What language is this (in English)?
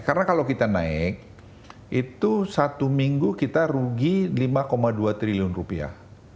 Indonesian